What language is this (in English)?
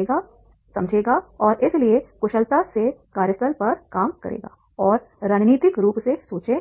Hindi